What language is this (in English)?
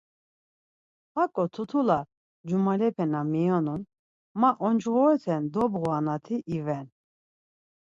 Laz